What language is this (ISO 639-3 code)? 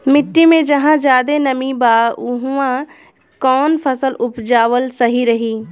bho